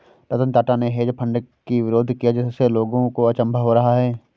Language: Hindi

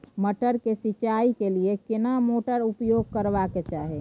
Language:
Maithili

